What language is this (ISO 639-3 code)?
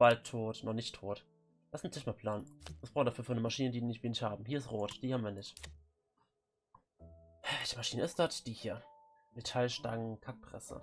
deu